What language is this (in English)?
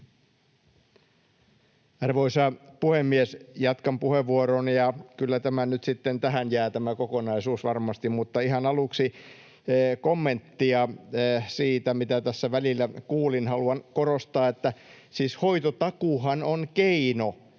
Finnish